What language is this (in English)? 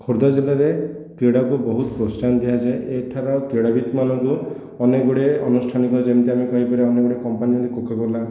Odia